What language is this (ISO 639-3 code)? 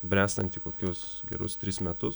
lit